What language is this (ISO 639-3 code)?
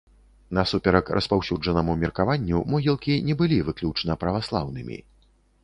bel